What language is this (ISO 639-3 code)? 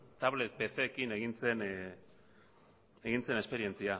eus